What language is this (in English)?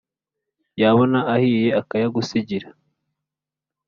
Kinyarwanda